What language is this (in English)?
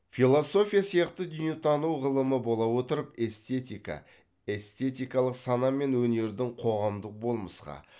Kazakh